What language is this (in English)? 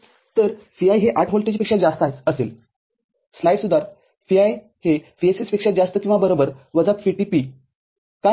Marathi